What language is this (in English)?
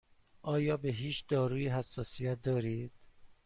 Persian